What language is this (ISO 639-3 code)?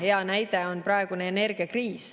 est